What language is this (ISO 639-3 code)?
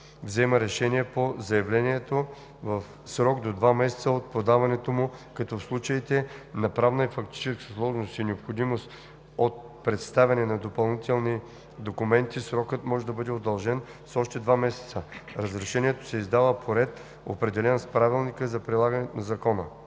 bul